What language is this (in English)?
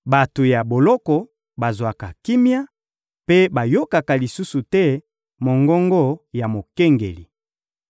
Lingala